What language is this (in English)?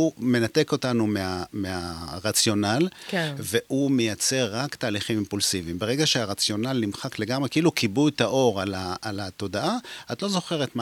Hebrew